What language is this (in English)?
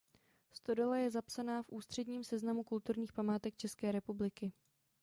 Czech